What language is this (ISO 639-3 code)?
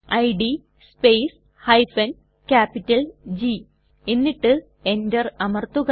mal